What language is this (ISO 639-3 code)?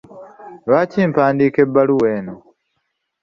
lug